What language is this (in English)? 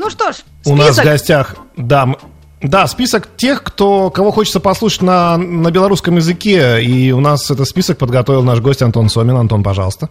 Russian